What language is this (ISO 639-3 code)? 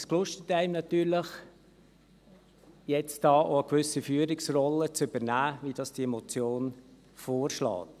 gsw